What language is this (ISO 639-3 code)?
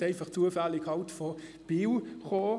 gsw